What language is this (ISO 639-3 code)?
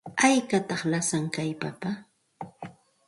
qxt